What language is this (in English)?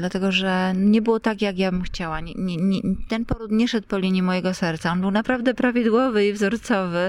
Polish